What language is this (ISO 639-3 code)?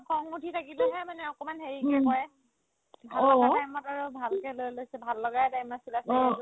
asm